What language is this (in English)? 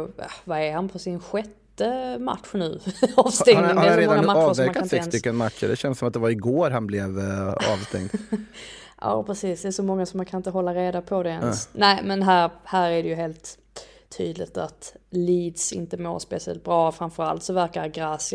Swedish